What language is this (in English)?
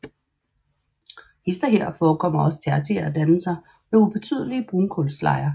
Danish